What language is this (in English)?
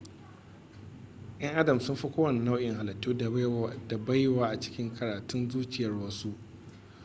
Hausa